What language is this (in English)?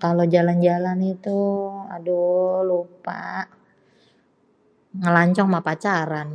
Betawi